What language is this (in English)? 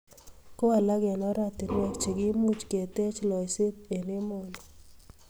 Kalenjin